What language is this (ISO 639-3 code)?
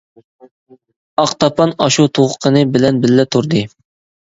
uig